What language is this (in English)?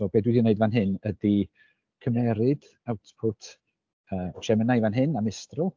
Welsh